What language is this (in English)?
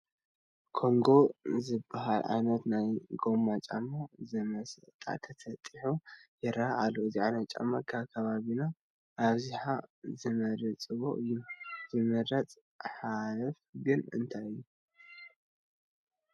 Tigrinya